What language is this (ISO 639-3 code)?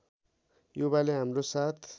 nep